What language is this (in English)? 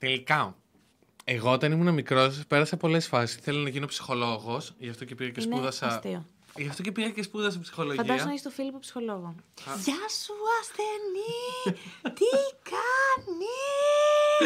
Greek